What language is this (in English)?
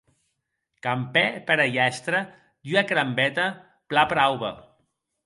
Occitan